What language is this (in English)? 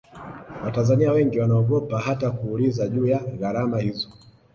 Swahili